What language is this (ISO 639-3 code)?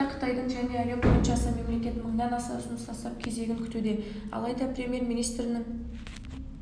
kaz